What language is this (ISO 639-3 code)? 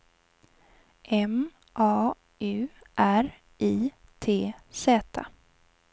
swe